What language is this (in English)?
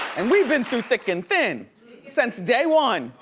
English